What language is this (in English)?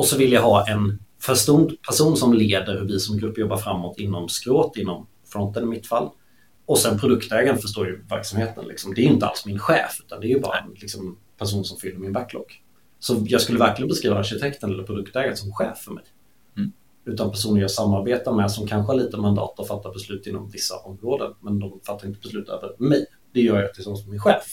Swedish